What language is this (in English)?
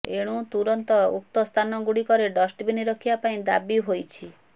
Odia